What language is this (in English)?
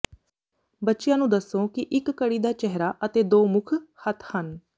Punjabi